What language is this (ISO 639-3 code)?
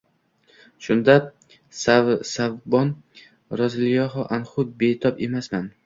uzb